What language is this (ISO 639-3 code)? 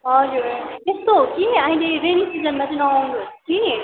nep